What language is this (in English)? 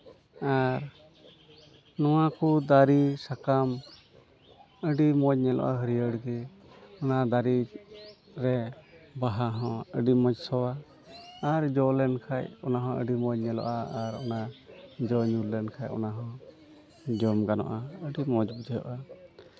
Santali